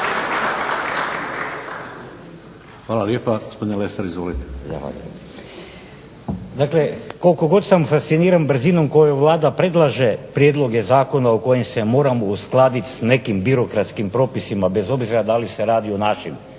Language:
Croatian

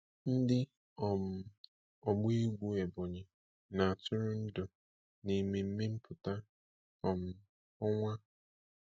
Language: Igbo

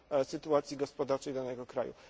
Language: Polish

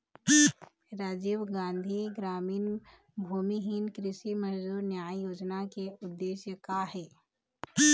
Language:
Chhattisgarhi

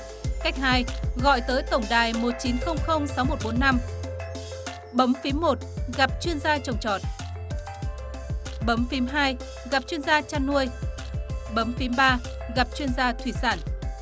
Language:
Vietnamese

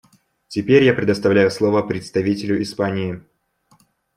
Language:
Russian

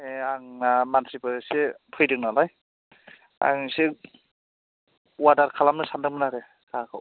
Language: Bodo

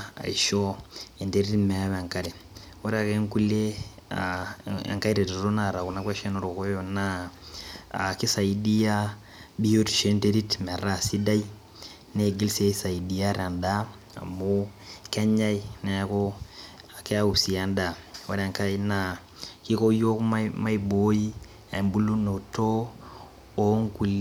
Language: Masai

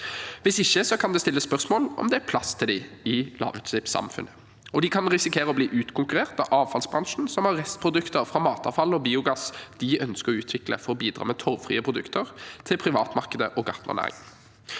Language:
Norwegian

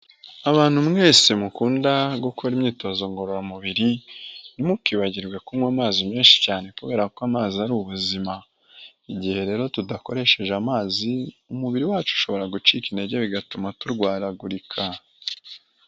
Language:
Kinyarwanda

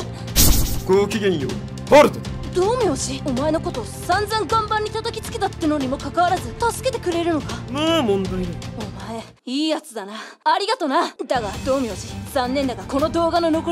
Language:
Japanese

